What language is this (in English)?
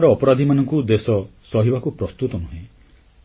Odia